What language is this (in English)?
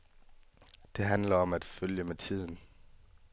Danish